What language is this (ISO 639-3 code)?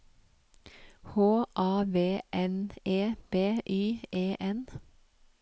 nor